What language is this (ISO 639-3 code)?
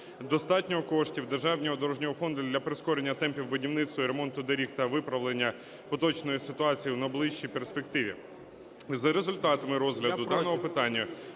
ukr